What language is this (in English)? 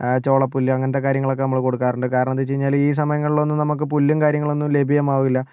Malayalam